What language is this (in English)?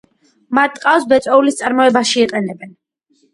Georgian